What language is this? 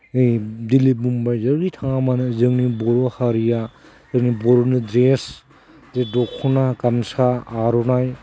Bodo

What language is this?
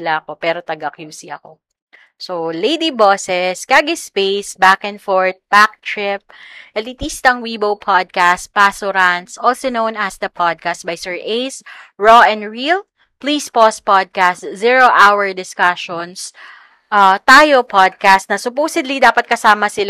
Filipino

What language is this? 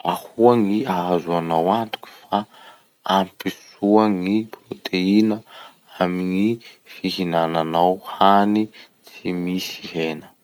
Masikoro Malagasy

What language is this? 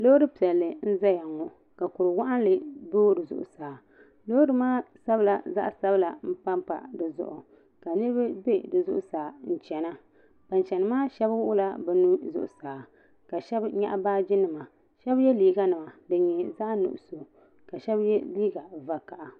Dagbani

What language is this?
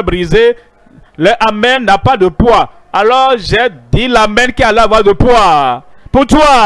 French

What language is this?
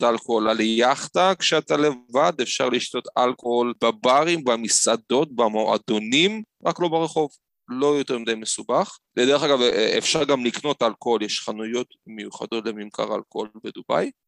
Hebrew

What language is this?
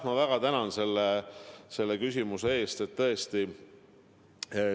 Estonian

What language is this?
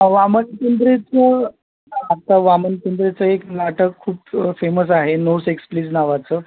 Marathi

